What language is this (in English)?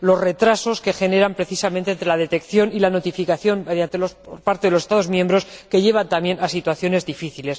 Spanish